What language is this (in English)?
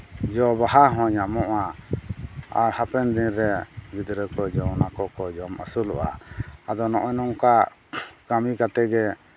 Santali